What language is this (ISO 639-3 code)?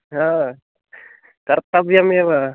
san